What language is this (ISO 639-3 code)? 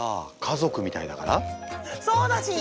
jpn